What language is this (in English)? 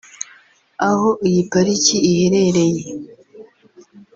Kinyarwanda